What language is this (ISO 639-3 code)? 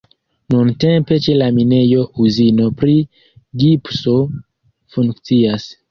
epo